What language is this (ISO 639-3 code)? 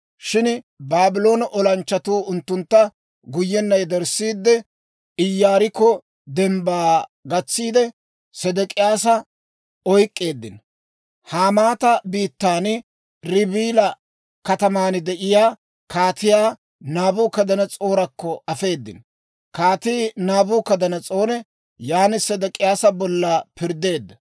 dwr